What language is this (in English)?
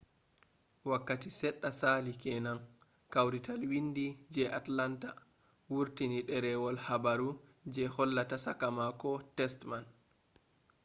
Fula